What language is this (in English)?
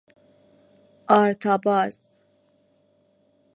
Persian